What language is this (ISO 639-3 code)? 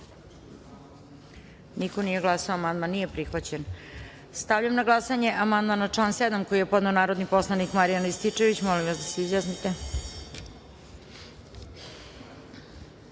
srp